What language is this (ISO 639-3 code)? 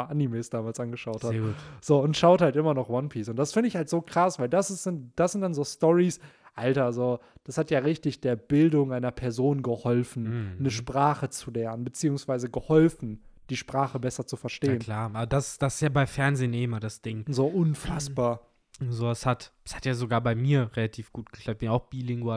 deu